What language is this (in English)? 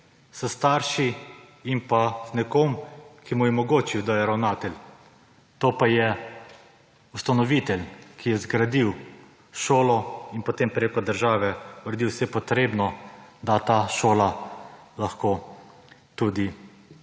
Slovenian